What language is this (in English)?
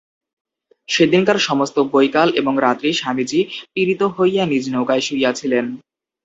Bangla